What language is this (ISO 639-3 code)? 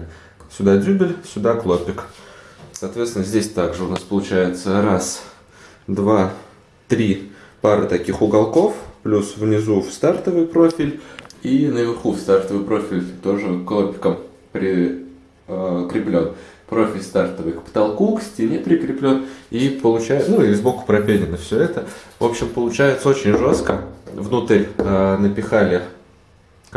rus